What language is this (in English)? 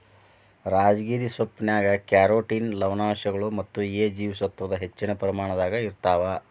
Kannada